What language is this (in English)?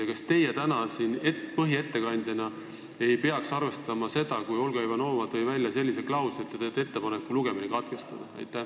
Estonian